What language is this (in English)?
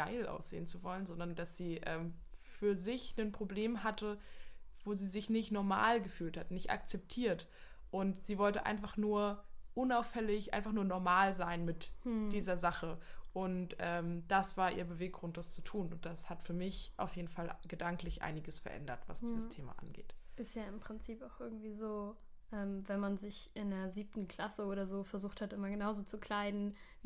German